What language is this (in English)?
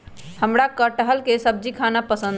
Magahi